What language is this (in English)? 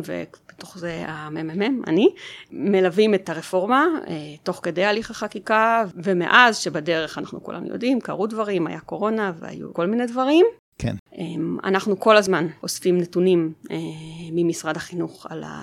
Hebrew